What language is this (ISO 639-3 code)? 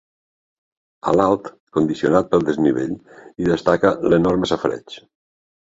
cat